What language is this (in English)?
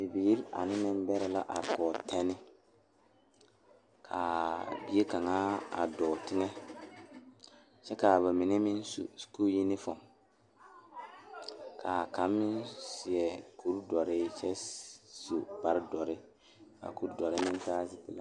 Southern Dagaare